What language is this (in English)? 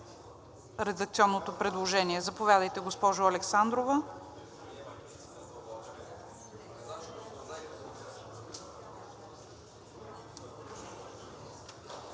Bulgarian